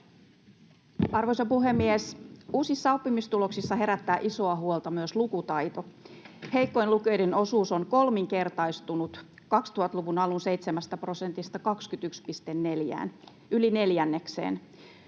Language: Finnish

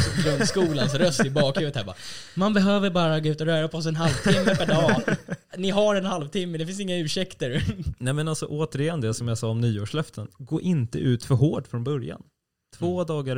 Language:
Swedish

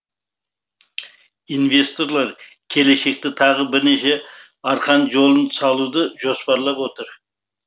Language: Kazakh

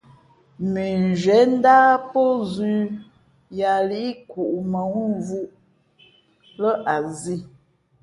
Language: Fe'fe'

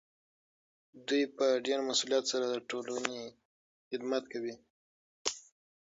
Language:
Pashto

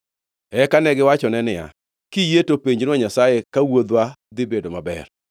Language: Luo (Kenya and Tanzania)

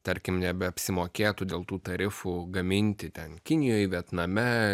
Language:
Lithuanian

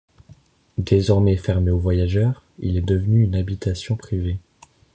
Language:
French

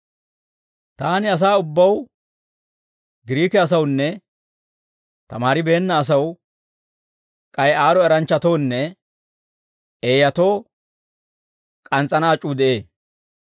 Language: Dawro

